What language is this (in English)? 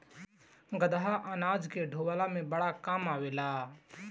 Bhojpuri